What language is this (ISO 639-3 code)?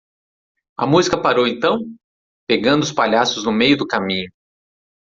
por